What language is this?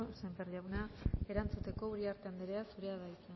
Basque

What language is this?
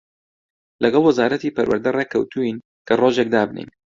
Central Kurdish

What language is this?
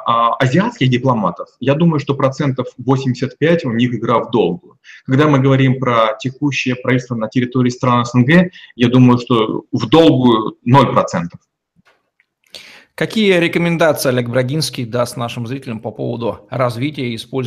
Russian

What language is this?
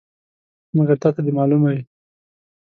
Pashto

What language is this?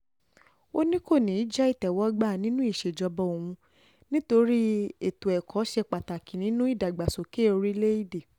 Yoruba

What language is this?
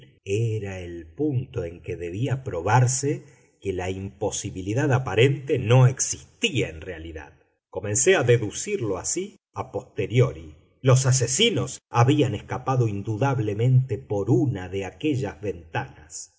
Spanish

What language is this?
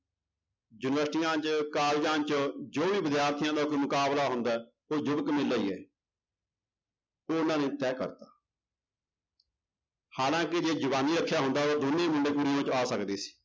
Punjabi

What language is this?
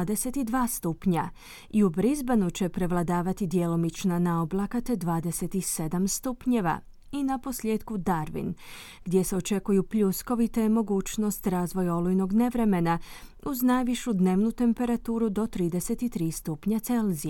Croatian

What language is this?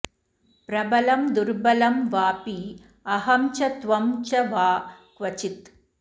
Sanskrit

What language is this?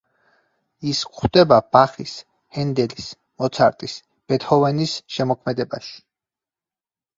Georgian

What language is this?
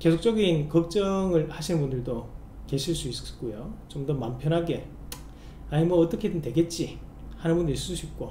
Korean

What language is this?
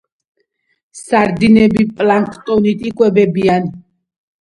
Georgian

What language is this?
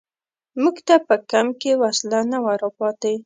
Pashto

